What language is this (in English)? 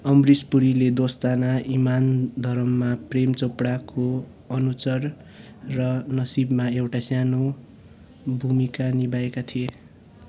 Nepali